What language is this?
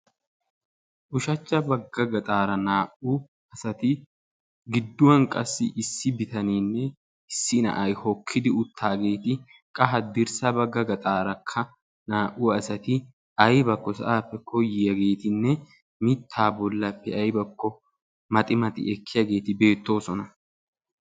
Wolaytta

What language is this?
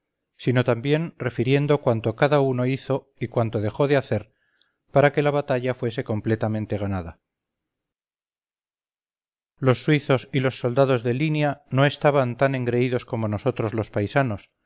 Spanish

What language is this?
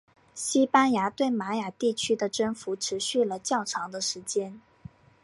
Chinese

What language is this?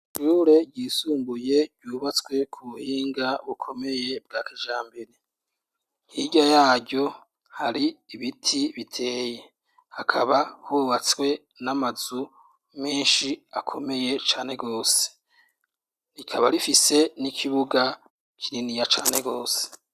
Rundi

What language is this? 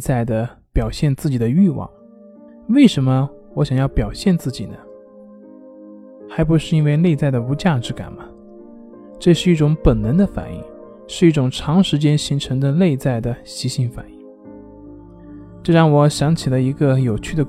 Chinese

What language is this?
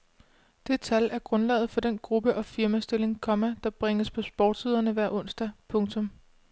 Danish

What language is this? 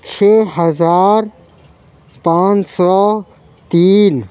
Urdu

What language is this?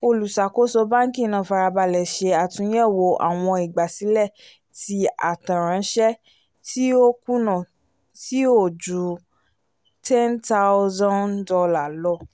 Yoruba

